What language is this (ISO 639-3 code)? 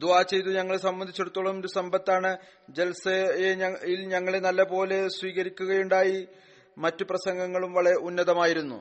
mal